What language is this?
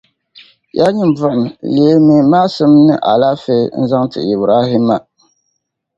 Dagbani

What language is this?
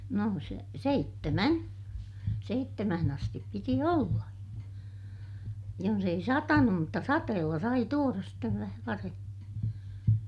Finnish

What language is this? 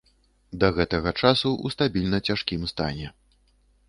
Belarusian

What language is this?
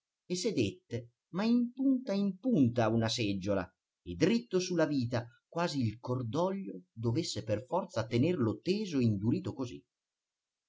Italian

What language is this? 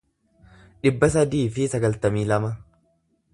Oromo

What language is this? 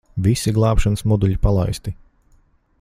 Latvian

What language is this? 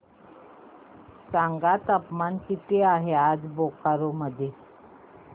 Marathi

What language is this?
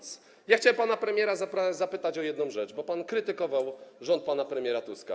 Polish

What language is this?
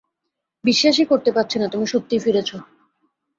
Bangla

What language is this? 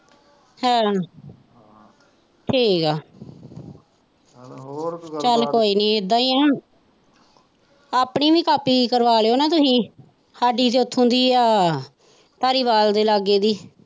Punjabi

